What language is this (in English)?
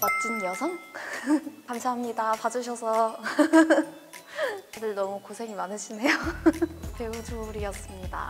Korean